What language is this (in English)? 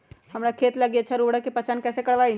Magahi